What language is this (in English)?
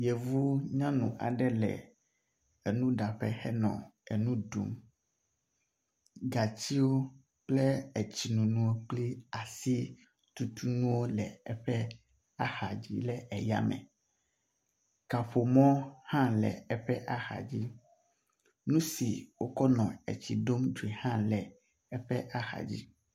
Ewe